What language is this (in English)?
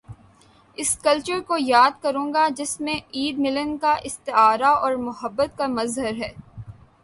Urdu